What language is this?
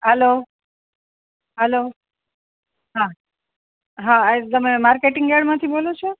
Gujarati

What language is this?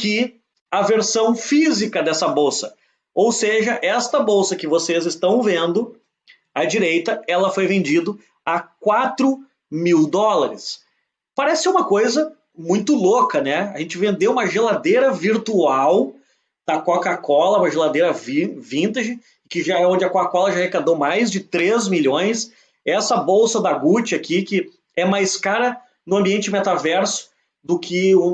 Portuguese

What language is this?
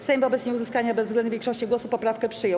Polish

